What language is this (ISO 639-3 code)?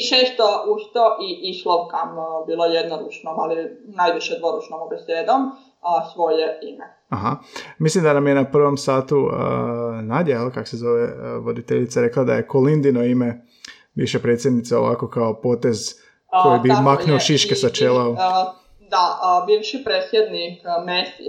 hrv